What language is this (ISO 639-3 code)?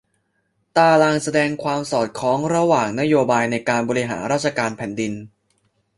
tha